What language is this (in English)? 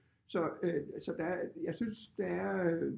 Danish